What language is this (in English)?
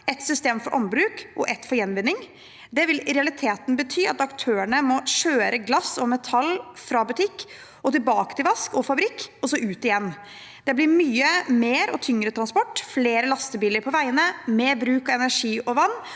Norwegian